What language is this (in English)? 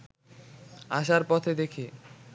Bangla